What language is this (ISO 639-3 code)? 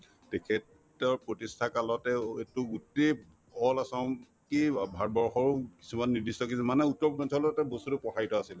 asm